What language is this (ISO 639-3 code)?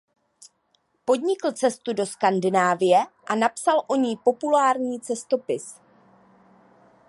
ces